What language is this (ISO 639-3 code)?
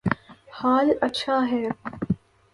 urd